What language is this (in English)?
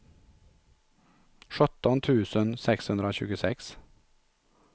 Swedish